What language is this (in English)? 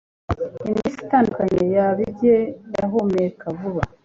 Kinyarwanda